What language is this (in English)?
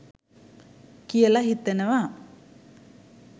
Sinhala